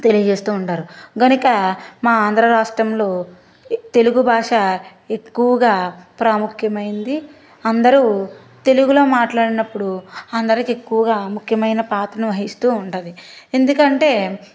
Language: Telugu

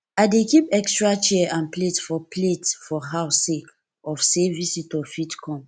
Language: Nigerian Pidgin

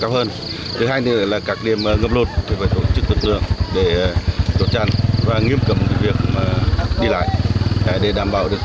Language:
Vietnamese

